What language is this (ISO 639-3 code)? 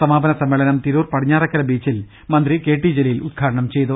mal